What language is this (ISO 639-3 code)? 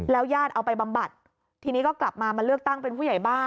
tha